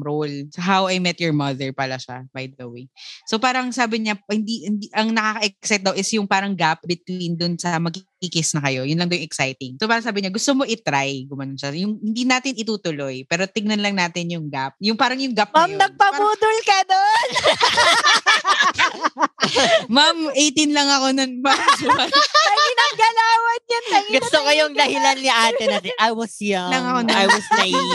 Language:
Filipino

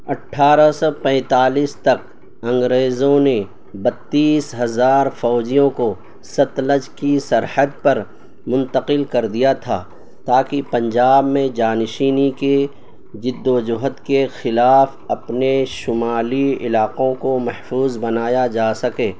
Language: Urdu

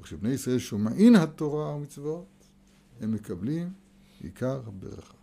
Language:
Hebrew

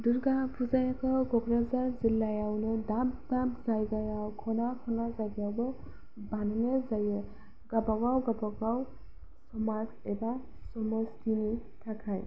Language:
Bodo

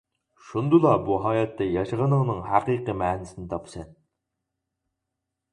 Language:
Uyghur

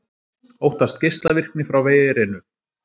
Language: Icelandic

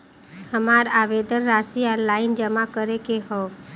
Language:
Bhojpuri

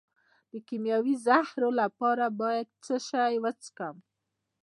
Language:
Pashto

